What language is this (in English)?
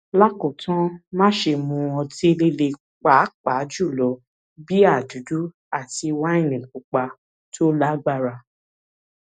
Yoruba